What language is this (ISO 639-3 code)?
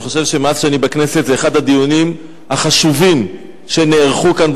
heb